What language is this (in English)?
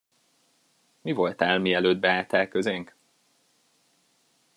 Hungarian